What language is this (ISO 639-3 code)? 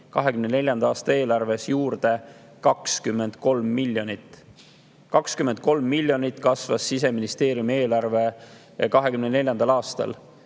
est